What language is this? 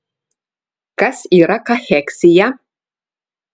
Lithuanian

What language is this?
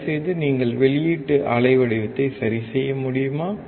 Tamil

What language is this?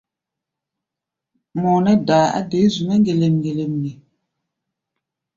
Gbaya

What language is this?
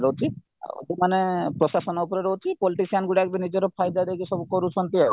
Odia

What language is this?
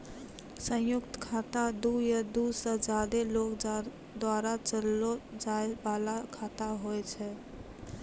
Maithili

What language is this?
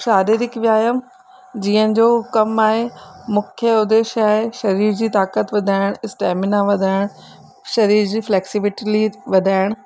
Sindhi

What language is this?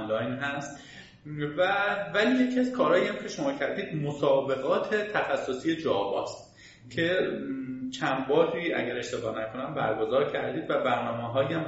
Persian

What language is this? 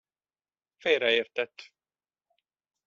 Hungarian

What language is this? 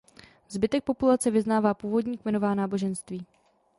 Czech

